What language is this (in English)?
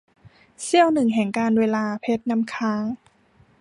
Thai